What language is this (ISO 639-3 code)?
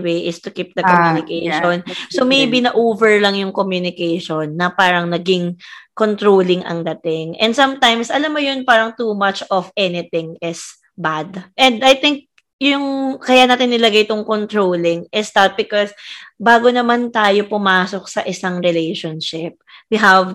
fil